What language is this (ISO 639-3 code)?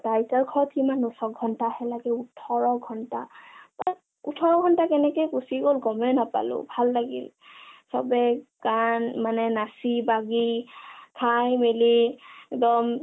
asm